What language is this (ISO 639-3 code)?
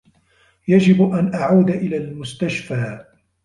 ara